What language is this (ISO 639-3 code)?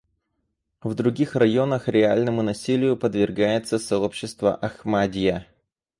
rus